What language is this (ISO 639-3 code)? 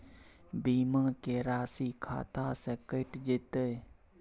mai